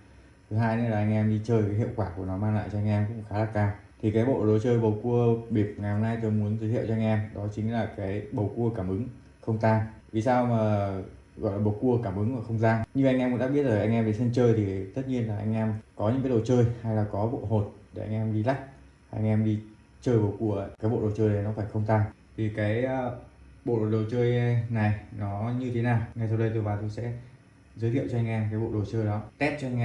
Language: Vietnamese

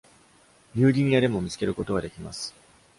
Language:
Japanese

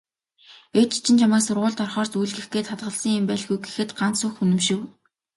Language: Mongolian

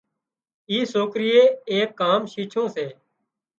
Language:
Wadiyara Koli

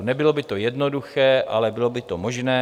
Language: Czech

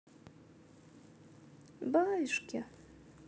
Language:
Russian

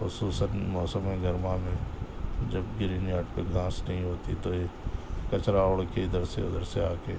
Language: Urdu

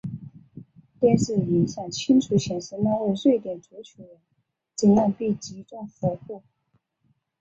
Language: Chinese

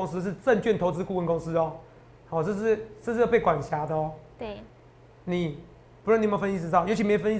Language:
Chinese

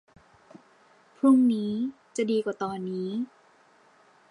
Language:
Thai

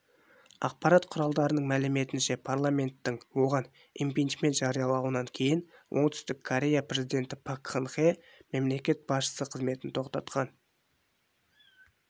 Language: Kazakh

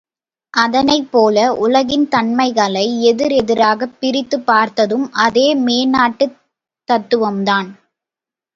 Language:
Tamil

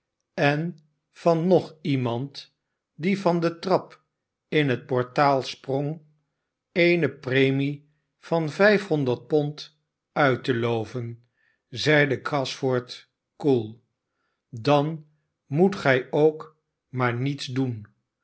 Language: Dutch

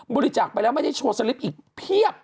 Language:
Thai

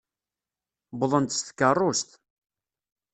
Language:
Kabyle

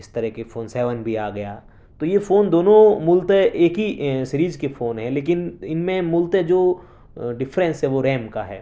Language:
Urdu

